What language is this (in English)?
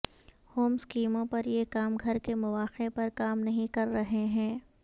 Urdu